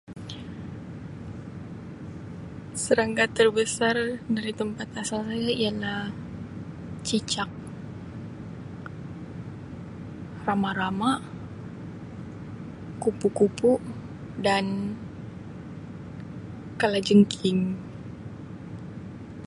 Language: Sabah Malay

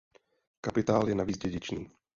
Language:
Czech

